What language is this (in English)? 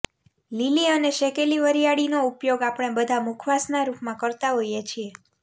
Gujarati